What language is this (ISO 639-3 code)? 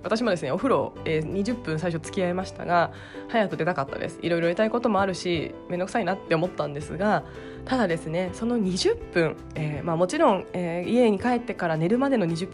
jpn